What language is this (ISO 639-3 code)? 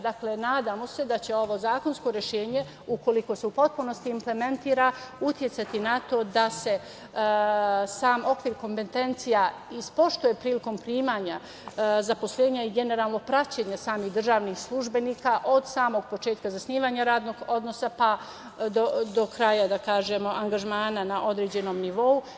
srp